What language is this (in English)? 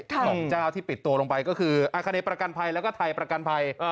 Thai